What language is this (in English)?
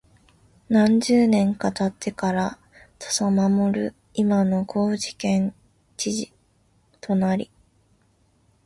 Japanese